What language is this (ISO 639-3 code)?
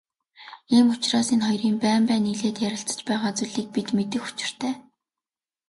mon